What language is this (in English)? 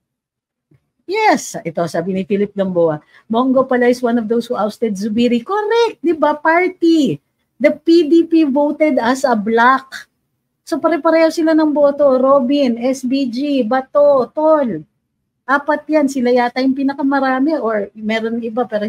Filipino